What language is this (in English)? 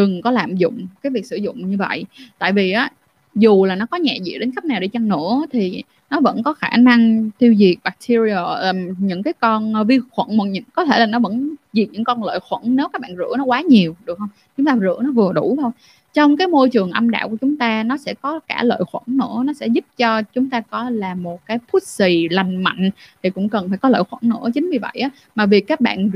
Vietnamese